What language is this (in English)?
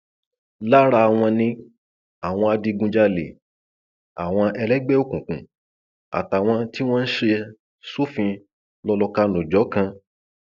Yoruba